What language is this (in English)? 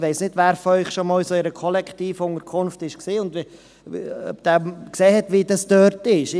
Swiss German